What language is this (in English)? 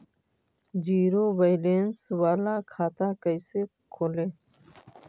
Magahi